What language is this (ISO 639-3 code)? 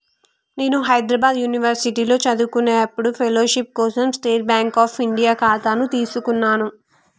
tel